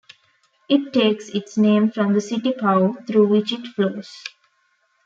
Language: English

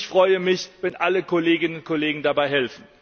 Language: German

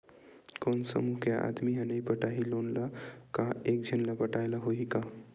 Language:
Chhattisgarhi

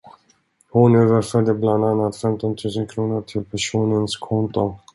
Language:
Swedish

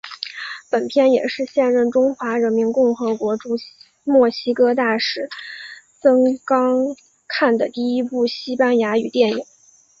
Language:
Chinese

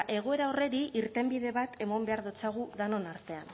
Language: Basque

